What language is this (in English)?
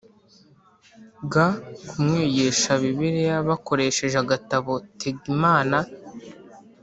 Kinyarwanda